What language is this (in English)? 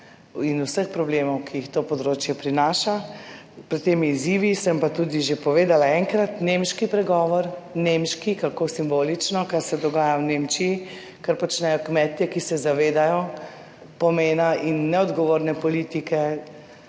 Slovenian